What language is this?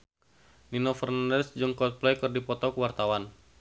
Sundanese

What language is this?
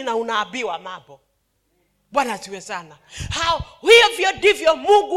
Swahili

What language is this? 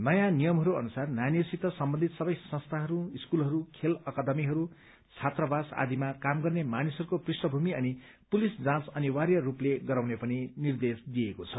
Nepali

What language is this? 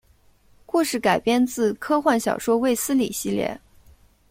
Chinese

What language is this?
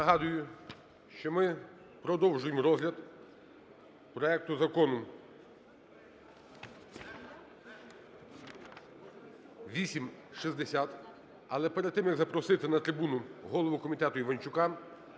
Ukrainian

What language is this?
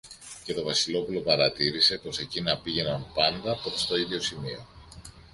Greek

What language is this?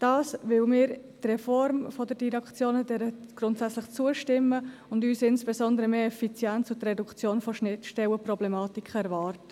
Swiss German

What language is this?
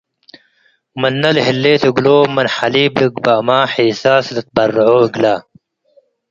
Tigre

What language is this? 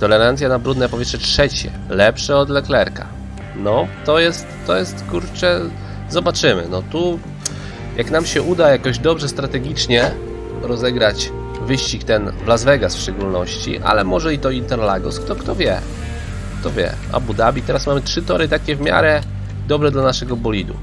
Polish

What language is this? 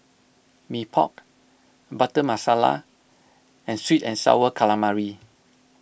English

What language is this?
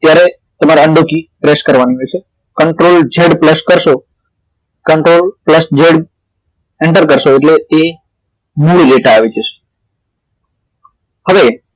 Gujarati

